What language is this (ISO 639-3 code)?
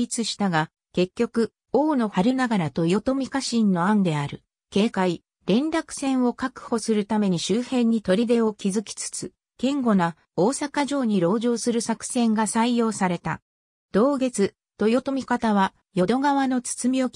jpn